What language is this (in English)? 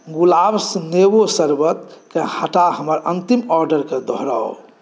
Maithili